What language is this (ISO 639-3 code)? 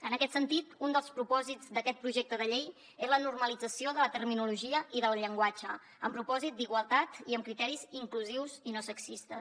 cat